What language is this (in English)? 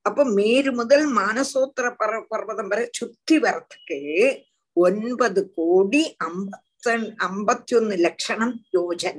Tamil